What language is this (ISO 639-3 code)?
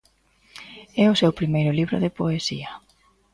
glg